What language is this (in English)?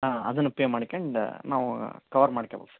Kannada